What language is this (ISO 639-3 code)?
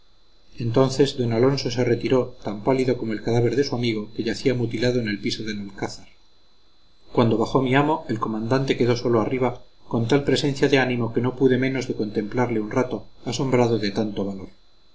spa